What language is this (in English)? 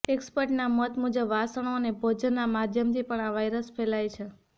Gujarati